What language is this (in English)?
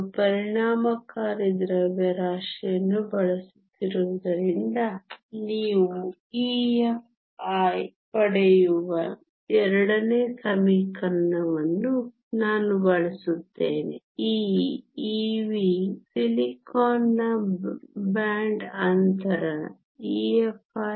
Kannada